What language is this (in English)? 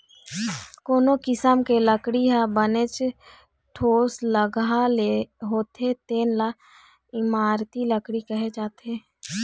Chhattisgarhi